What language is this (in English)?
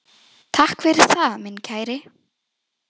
Icelandic